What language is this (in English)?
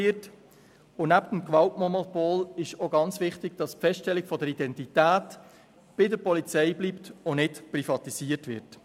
Swiss German